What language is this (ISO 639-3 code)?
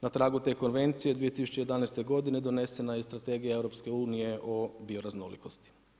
hrv